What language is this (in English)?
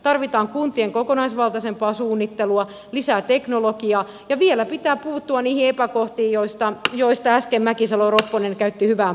Finnish